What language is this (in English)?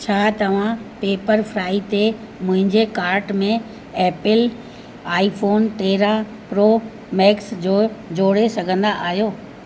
Sindhi